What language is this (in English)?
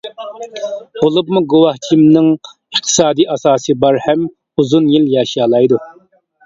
Uyghur